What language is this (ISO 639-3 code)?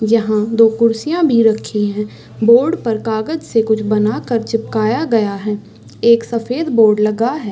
hin